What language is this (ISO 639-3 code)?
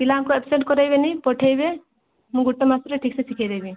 ori